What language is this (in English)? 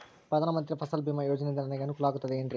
Kannada